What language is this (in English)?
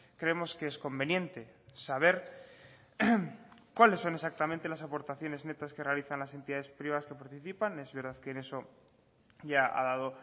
Spanish